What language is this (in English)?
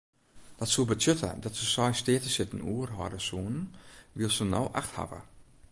Western Frisian